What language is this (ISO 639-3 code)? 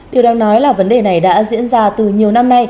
vie